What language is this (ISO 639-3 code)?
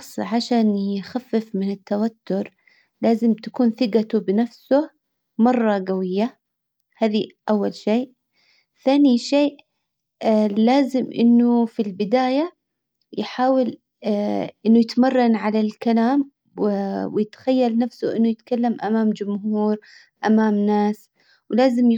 acw